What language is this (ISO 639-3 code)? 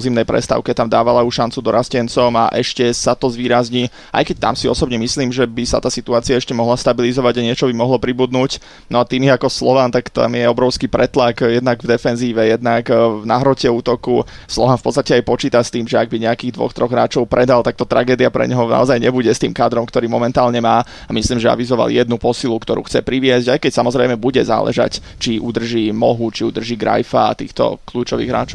slk